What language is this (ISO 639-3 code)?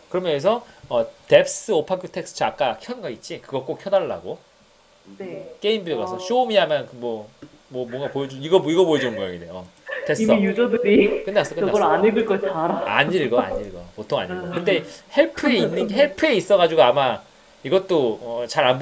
kor